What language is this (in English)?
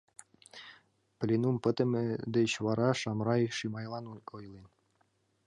Mari